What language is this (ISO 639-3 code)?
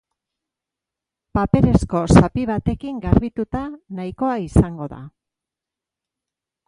eus